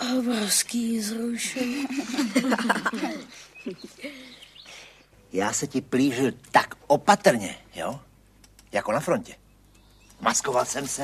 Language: Czech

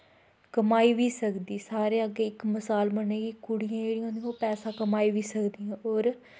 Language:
Dogri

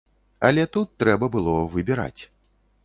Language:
Belarusian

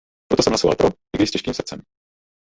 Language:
Czech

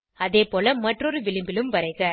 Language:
Tamil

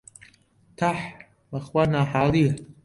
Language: Central Kurdish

